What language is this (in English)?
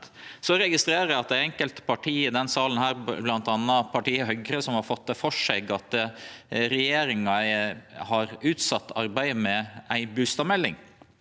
Norwegian